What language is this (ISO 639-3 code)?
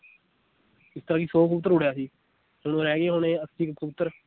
pan